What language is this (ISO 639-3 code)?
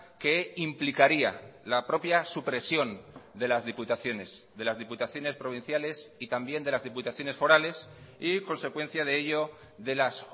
spa